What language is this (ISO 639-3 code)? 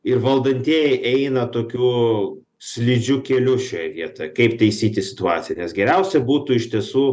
lit